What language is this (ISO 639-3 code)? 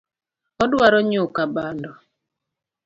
luo